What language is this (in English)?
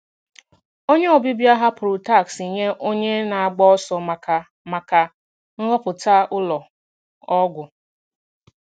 Igbo